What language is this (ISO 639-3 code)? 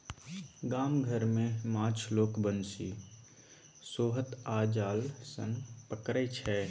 mai